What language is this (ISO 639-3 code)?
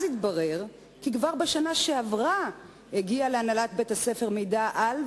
heb